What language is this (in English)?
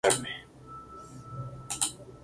Spanish